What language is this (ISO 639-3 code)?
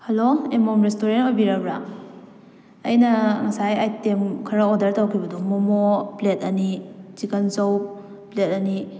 mni